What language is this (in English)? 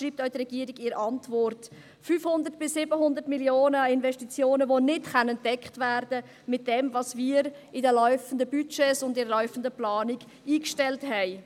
Swiss German